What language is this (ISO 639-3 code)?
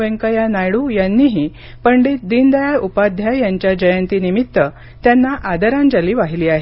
mar